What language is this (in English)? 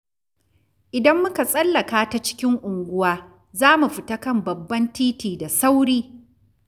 Hausa